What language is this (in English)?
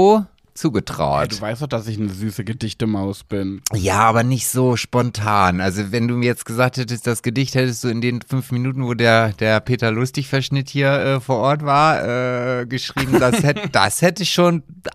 German